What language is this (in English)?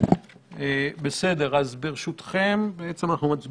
Hebrew